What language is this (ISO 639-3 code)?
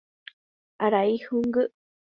grn